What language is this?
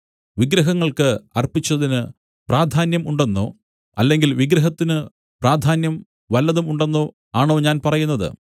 Malayalam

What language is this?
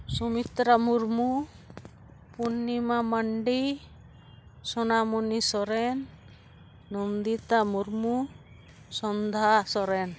Santali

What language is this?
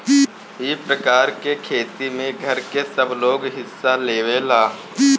Bhojpuri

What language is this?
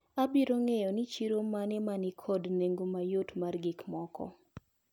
Luo (Kenya and Tanzania)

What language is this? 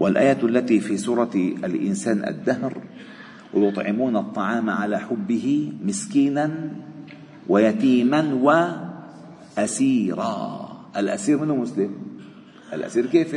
Arabic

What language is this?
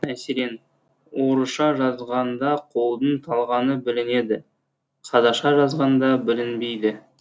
Kazakh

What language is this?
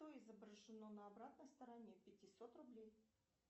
Russian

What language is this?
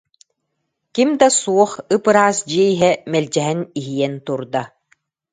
Yakut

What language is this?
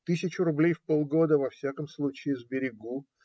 Russian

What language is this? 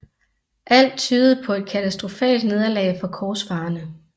Danish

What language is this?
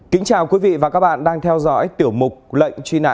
Vietnamese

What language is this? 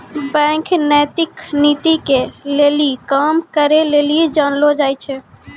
Maithili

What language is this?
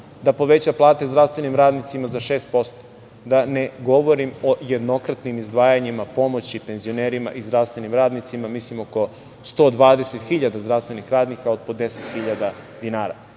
Serbian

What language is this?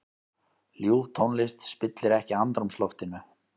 Icelandic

